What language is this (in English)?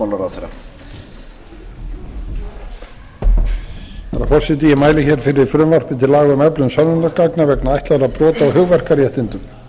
Icelandic